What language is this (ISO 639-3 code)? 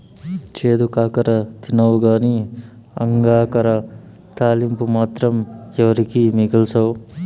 tel